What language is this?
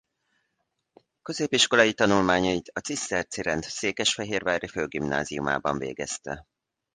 Hungarian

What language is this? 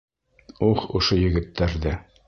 Bashkir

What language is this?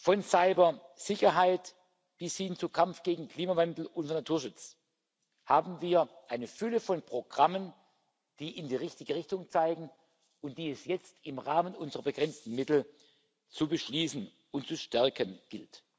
German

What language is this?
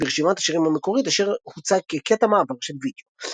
Hebrew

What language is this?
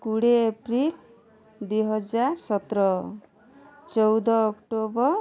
Odia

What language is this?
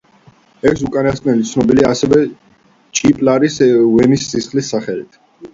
Georgian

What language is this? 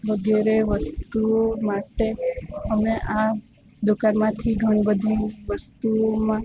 Gujarati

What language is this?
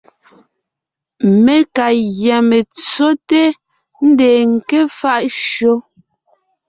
Ngiemboon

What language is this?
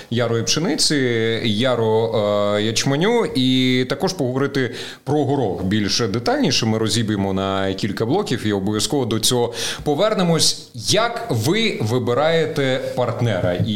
Ukrainian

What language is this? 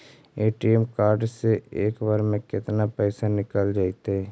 Magahi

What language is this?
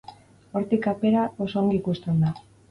Basque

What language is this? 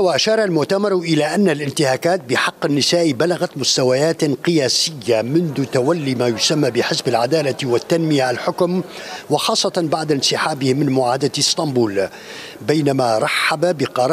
Arabic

